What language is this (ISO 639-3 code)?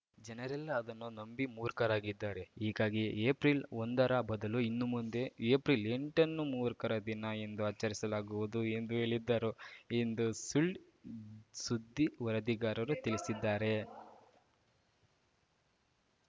kan